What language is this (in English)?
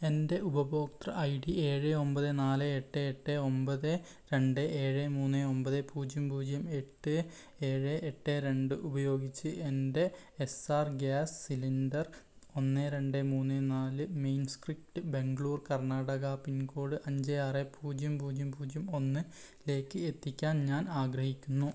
Malayalam